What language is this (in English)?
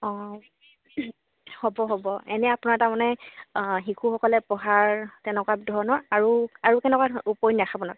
Assamese